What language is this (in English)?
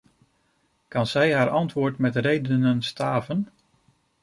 Dutch